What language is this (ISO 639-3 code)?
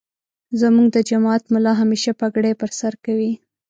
pus